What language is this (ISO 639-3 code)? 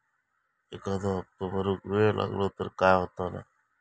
mar